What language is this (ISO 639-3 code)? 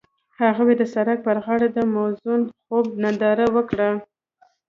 pus